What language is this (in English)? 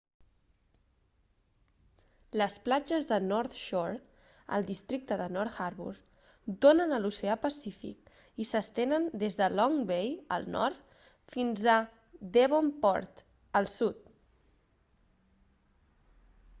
Catalan